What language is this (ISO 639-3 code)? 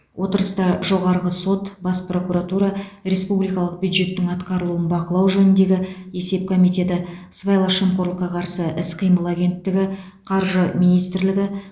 kaz